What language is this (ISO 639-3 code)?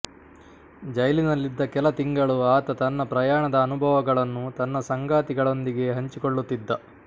kan